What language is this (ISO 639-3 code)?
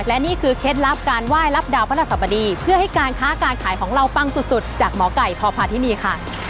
tha